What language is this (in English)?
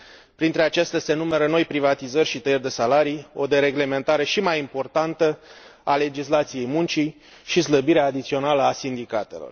Romanian